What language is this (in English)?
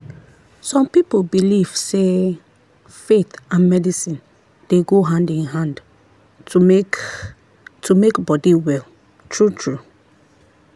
Nigerian Pidgin